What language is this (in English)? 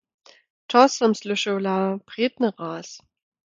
Lower Sorbian